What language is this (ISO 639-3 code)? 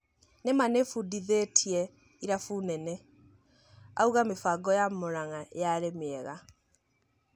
kik